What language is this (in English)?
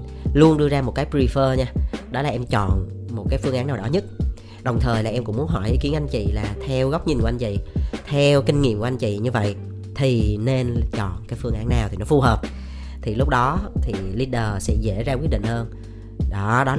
Vietnamese